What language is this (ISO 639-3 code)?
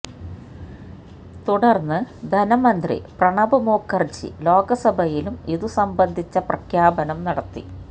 mal